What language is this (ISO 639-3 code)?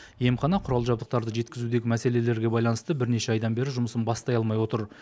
kaz